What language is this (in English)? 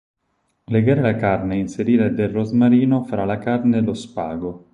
Italian